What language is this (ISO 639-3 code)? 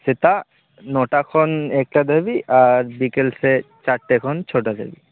sat